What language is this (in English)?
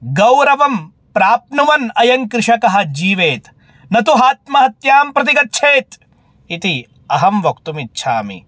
Sanskrit